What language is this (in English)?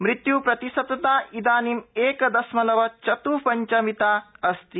Sanskrit